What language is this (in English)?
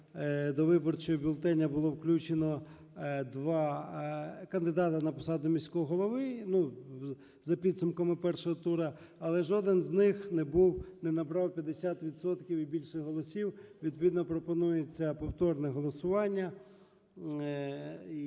Ukrainian